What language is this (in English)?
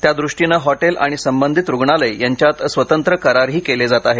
Marathi